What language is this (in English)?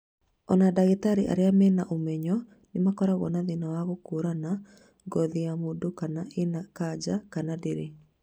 Kikuyu